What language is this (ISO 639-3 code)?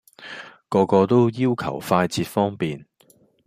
yue